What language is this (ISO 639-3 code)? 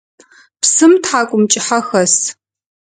ady